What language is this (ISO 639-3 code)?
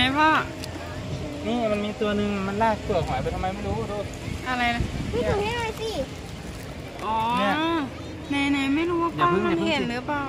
tha